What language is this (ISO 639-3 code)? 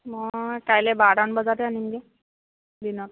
asm